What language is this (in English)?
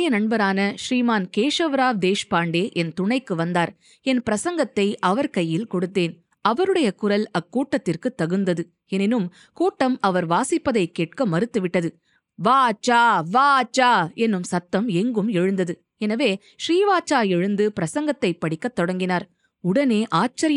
Tamil